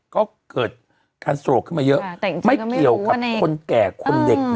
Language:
Thai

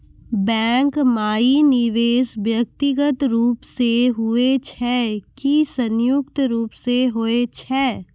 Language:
Maithili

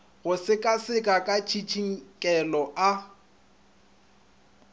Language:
Northern Sotho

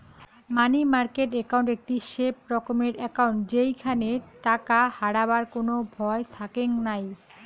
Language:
Bangla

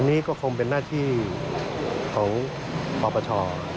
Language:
Thai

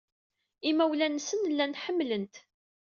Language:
Kabyle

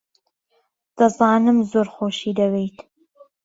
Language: Central Kurdish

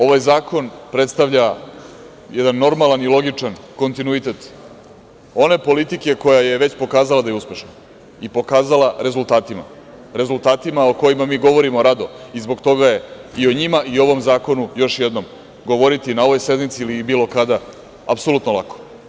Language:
Serbian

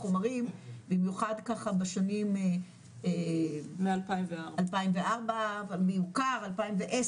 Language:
Hebrew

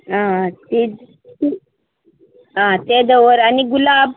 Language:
Konkani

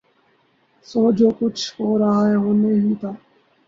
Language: Urdu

